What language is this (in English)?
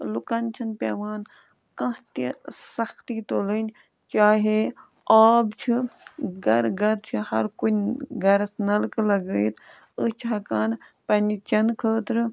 Kashmiri